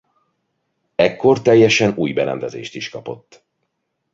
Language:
Hungarian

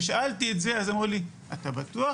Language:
Hebrew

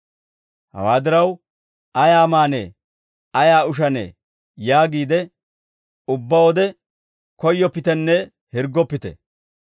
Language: Dawro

